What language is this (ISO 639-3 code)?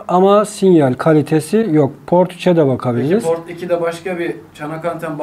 tur